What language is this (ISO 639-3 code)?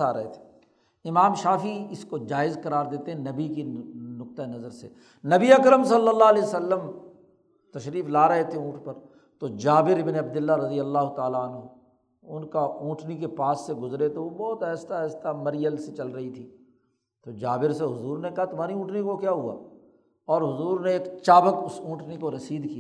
urd